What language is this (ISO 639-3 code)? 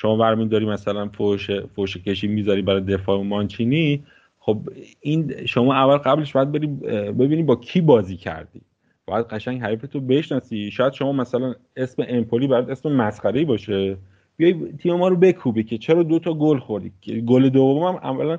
fas